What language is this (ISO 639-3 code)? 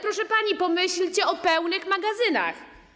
pol